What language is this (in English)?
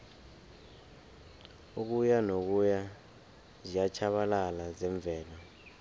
South Ndebele